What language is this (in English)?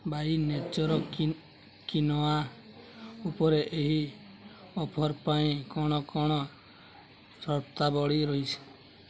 Odia